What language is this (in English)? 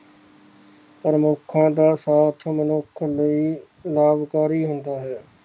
Punjabi